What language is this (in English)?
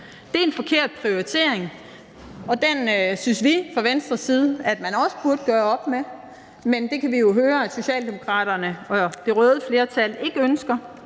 Danish